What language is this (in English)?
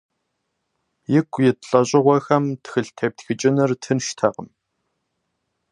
Kabardian